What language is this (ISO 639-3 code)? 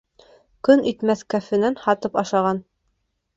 bak